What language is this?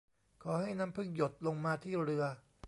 Thai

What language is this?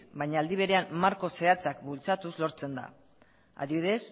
Basque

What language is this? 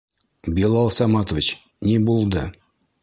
Bashkir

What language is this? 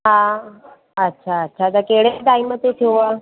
Sindhi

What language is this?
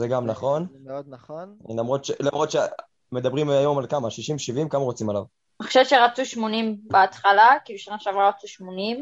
Hebrew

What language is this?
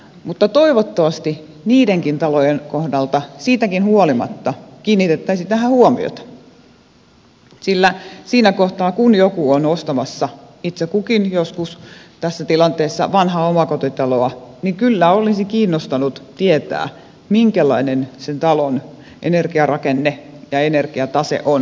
Finnish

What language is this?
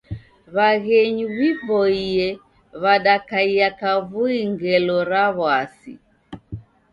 Taita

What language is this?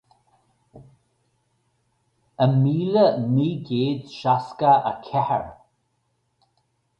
Irish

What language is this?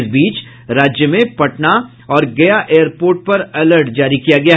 Hindi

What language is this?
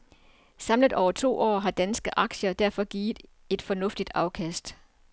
Danish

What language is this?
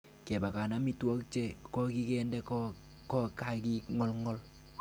Kalenjin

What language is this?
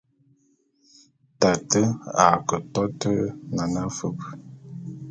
Bulu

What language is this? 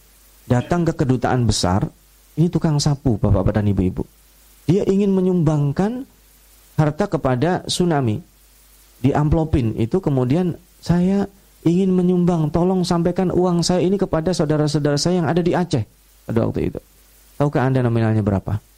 Indonesian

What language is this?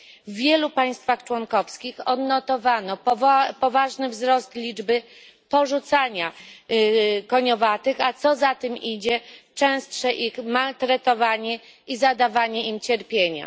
Polish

